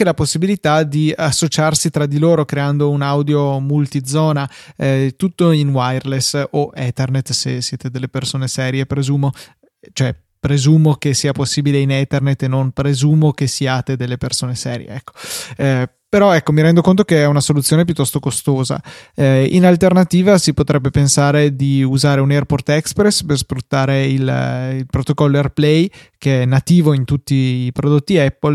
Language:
Italian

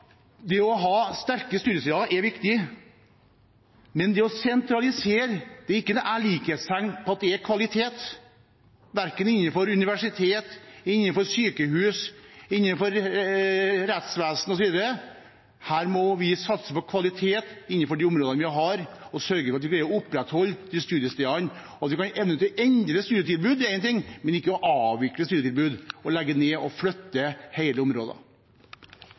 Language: Norwegian Bokmål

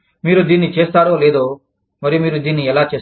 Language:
Telugu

